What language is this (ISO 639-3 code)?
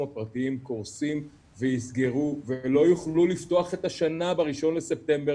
heb